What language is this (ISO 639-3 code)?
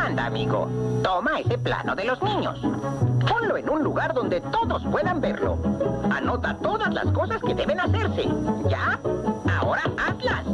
spa